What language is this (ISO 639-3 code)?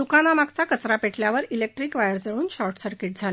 mar